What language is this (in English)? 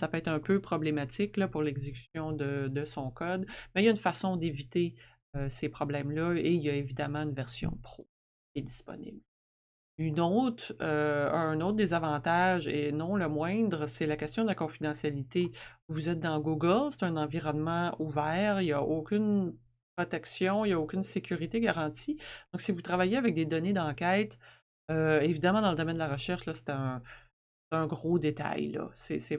French